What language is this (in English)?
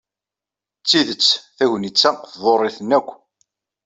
Kabyle